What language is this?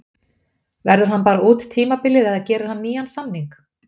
Icelandic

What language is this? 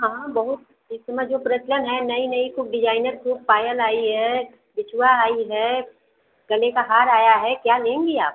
Hindi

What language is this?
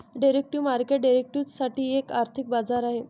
Marathi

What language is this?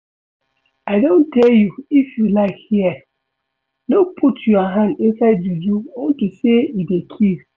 Nigerian Pidgin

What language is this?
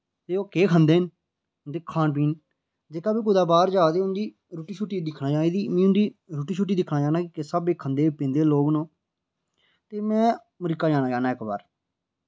Dogri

